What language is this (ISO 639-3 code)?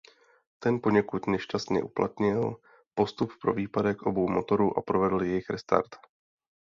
ces